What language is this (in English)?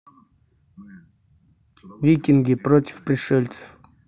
Russian